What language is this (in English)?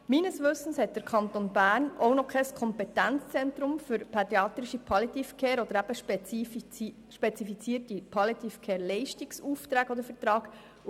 Swiss German